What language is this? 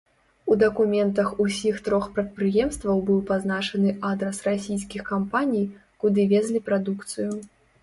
Belarusian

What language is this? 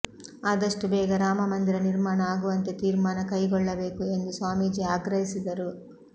Kannada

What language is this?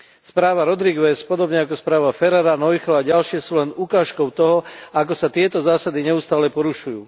Slovak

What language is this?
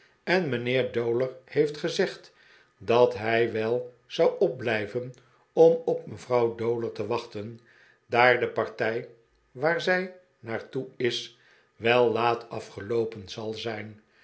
Dutch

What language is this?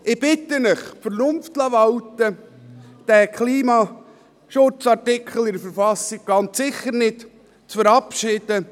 Swiss German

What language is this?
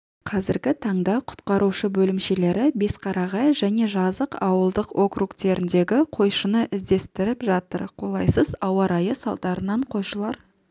Kazakh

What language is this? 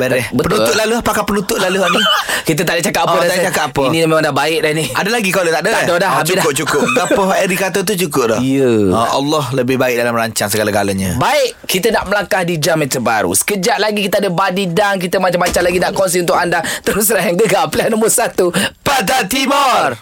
Malay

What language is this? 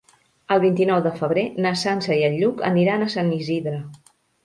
Catalan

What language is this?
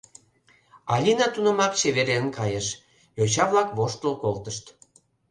Mari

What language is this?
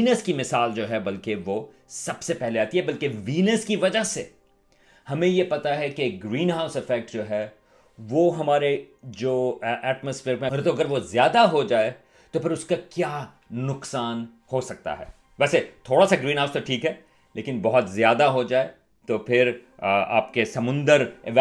Urdu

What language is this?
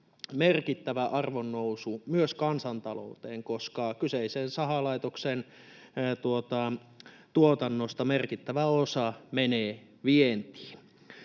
Finnish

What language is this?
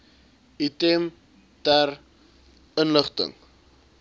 Afrikaans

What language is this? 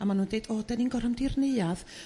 Welsh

